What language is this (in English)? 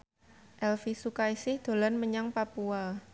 Javanese